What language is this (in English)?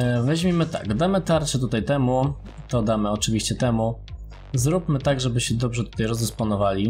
Polish